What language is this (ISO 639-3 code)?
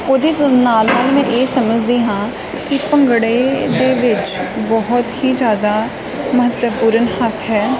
pan